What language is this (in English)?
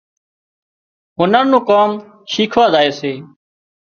Wadiyara Koli